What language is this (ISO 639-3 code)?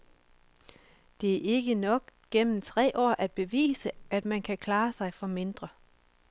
dan